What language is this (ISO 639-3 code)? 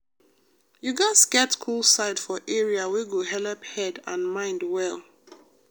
pcm